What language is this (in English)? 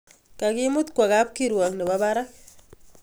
Kalenjin